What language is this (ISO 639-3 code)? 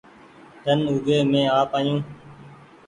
gig